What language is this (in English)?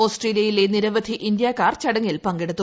Malayalam